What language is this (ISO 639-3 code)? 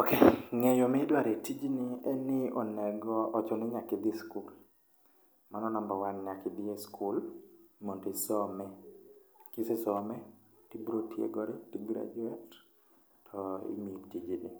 luo